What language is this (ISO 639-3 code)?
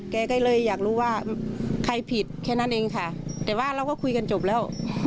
tha